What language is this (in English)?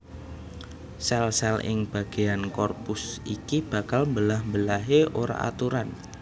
Javanese